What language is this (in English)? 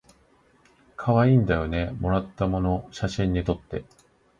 Japanese